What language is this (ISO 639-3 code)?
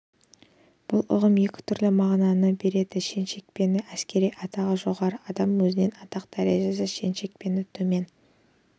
kaz